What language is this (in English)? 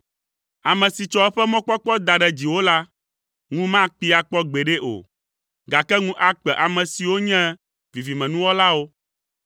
Ewe